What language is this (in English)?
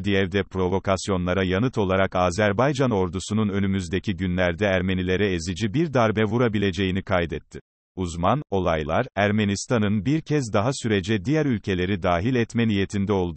Turkish